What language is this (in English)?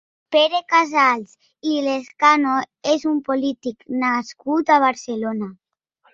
Catalan